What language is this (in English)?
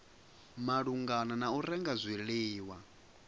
Venda